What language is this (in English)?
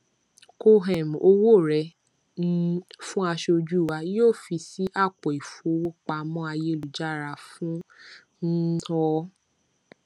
Yoruba